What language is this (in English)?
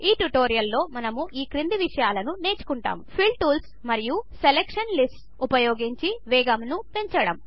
Telugu